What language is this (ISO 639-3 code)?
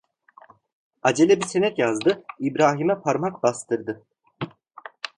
tur